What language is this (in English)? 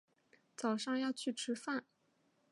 Chinese